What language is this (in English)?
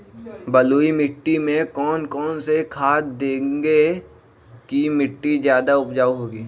Magahi